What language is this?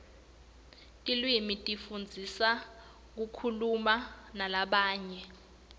Swati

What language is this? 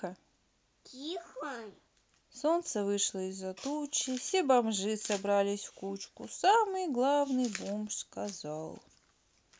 Russian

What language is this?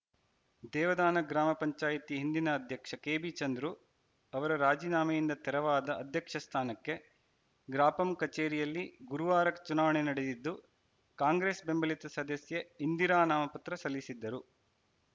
Kannada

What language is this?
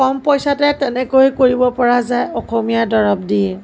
Assamese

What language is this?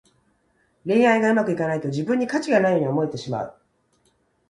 Japanese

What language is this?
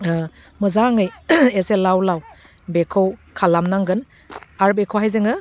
Bodo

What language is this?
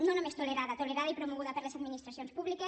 Catalan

